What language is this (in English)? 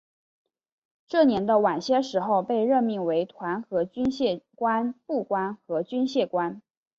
Chinese